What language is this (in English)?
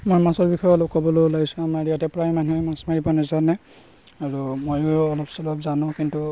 Assamese